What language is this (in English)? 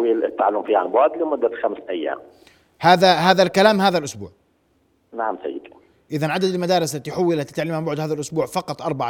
Arabic